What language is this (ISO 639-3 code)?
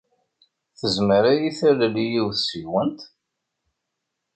kab